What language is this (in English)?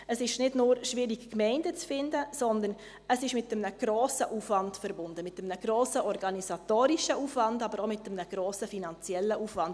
Swiss German